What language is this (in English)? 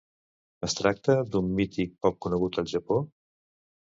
Catalan